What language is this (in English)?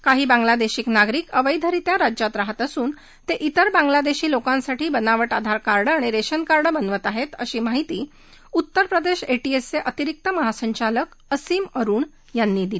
Marathi